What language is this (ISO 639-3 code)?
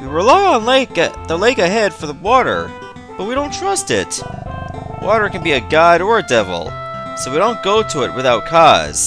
eng